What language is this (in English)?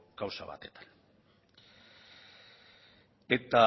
Basque